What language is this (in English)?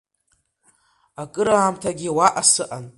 Abkhazian